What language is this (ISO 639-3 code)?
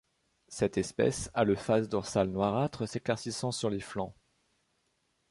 fra